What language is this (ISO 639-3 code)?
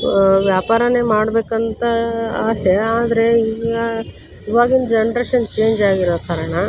kan